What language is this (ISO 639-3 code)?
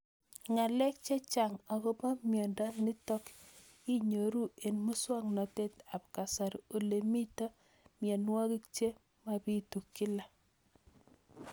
kln